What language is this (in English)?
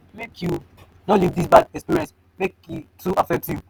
Nigerian Pidgin